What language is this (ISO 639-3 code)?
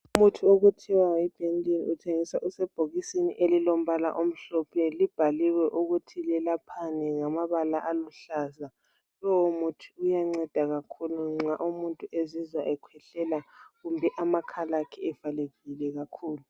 nde